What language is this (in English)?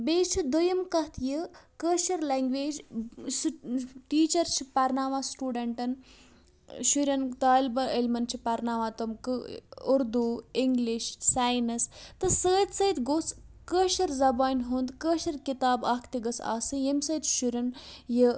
Kashmiri